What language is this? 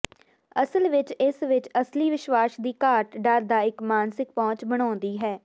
Punjabi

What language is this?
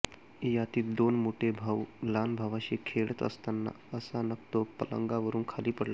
Marathi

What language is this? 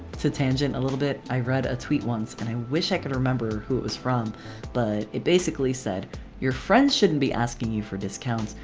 English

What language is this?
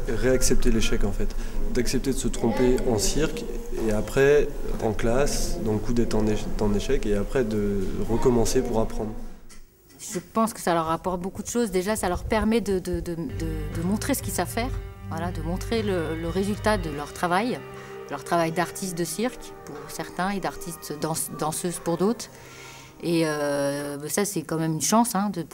French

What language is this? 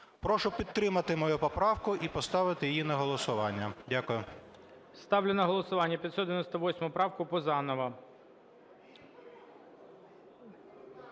Ukrainian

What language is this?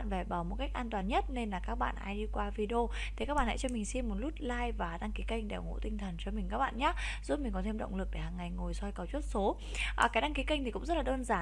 Vietnamese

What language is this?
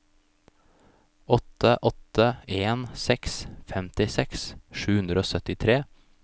Norwegian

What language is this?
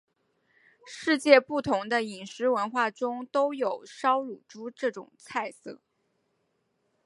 Chinese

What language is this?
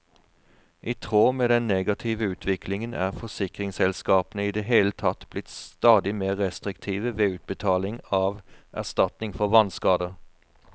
Norwegian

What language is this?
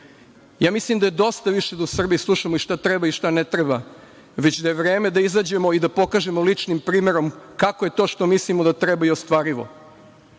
Serbian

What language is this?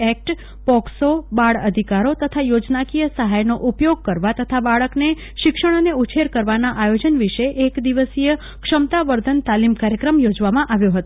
Gujarati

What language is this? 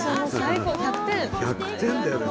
Japanese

